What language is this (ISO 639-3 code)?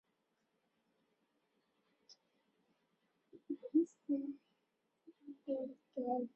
zho